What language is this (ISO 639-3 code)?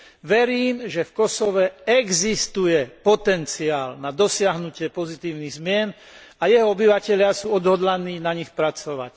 slk